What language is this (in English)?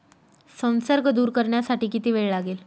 Marathi